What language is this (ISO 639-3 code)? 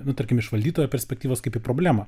lit